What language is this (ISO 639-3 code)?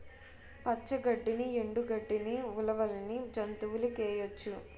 tel